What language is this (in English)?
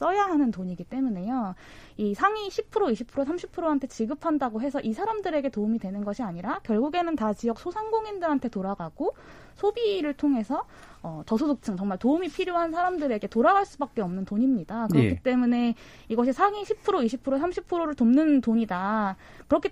Korean